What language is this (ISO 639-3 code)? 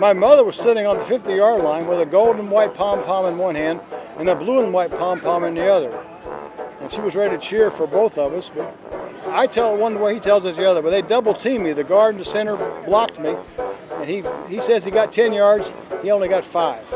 eng